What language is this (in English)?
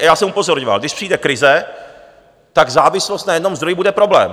Czech